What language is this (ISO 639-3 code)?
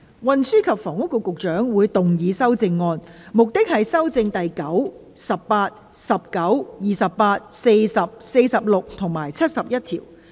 yue